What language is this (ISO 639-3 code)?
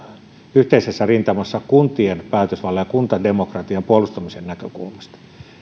fin